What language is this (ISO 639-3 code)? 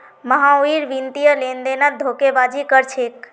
mag